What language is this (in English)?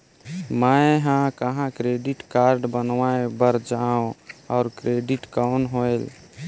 Chhattisgarhi